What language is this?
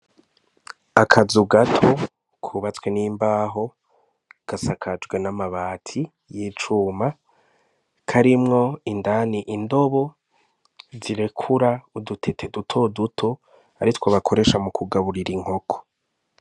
Rundi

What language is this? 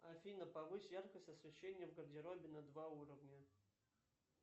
Russian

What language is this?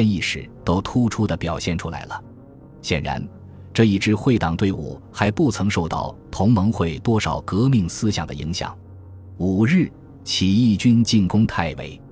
Chinese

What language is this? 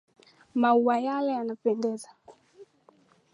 Swahili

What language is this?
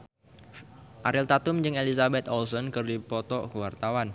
Sundanese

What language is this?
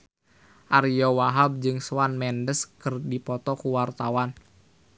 Sundanese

